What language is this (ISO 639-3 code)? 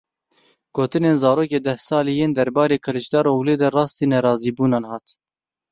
kur